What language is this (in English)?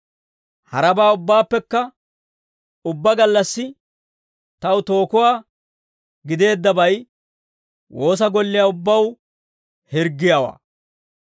Dawro